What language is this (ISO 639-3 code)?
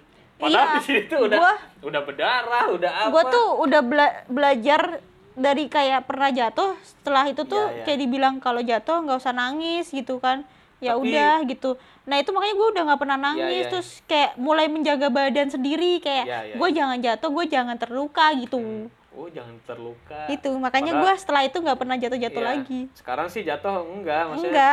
ind